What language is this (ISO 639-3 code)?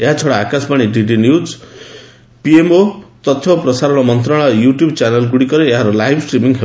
ori